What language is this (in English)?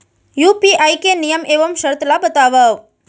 Chhattisgarhi